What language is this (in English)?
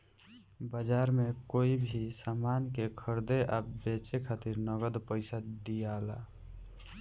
Bhojpuri